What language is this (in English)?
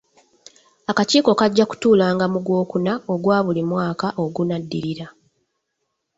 Ganda